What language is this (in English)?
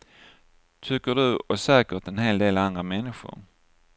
Swedish